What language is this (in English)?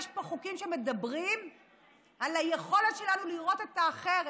Hebrew